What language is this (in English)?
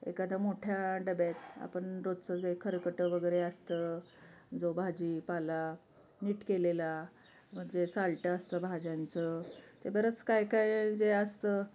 Marathi